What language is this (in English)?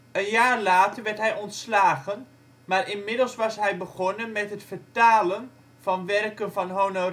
Dutch